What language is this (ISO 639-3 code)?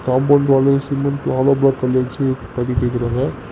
tam